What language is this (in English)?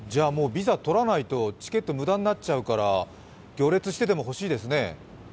Japanese